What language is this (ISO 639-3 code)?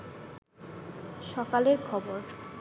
ben